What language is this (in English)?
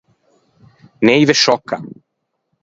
Ligurian